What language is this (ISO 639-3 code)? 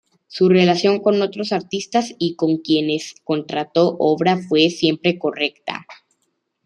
spa